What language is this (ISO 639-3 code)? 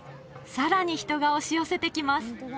jpn